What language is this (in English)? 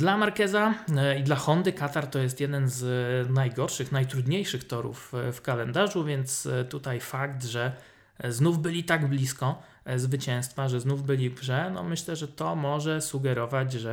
Polish